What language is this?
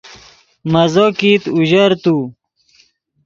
Yidgha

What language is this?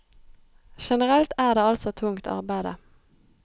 Norwegian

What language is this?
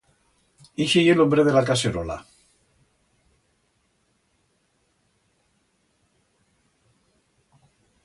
Aragonese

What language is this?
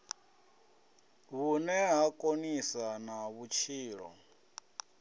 Venda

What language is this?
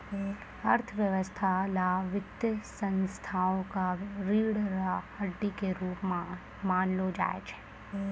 Maithili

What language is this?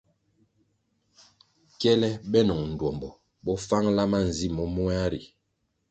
Kwasio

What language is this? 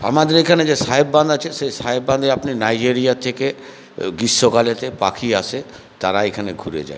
Bangla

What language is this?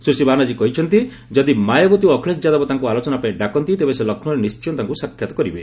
Odia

